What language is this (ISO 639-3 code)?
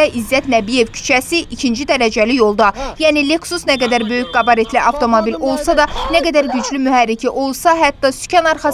tur